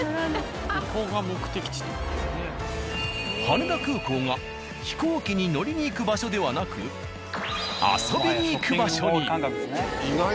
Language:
Japanese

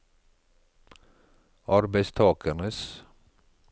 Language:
Norwegian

